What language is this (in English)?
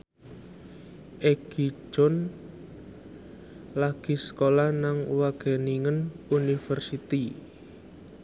Javanese